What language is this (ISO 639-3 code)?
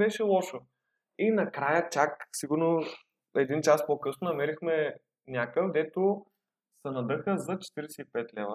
bul